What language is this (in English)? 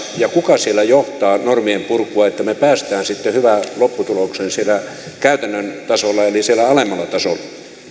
Finnish